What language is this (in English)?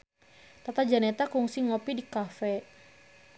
Sundanese